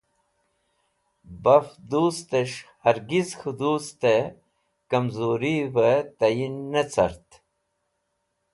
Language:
Wakhi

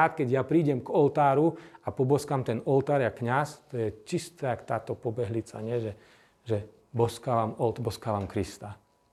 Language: Slovak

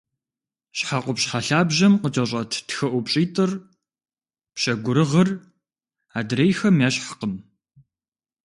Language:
Kabardian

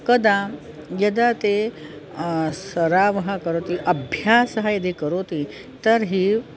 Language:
Sanskrit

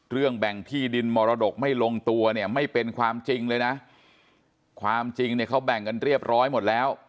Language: Thai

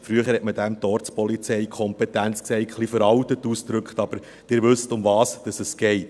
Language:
Swiss German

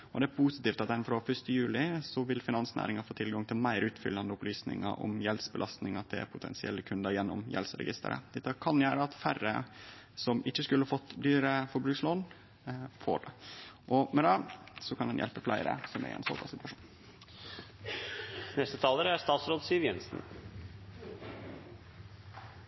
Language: Norwegian Nynorsk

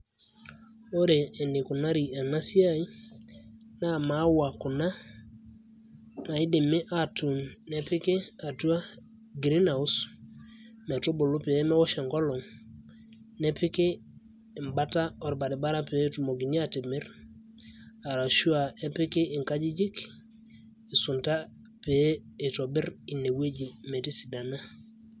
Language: Masai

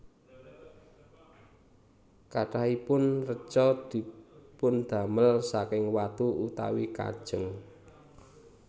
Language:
Javanese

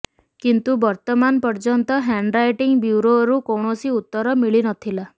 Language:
Odia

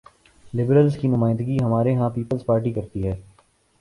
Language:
Urdu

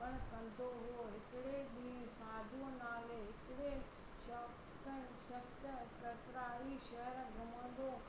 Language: Sindhi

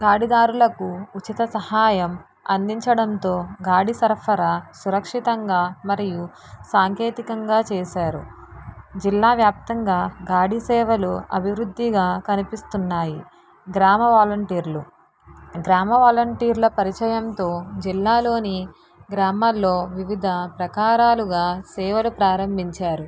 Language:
Telugu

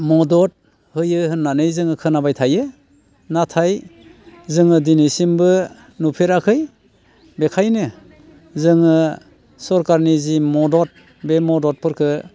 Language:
Bodo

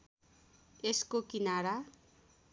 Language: Nepali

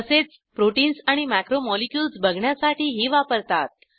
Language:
Marathi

